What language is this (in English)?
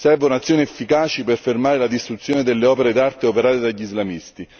Italian